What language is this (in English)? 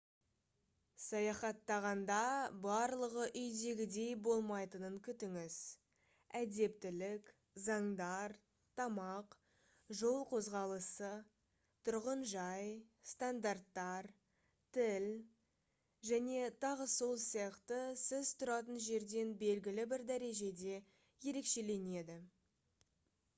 Kazakh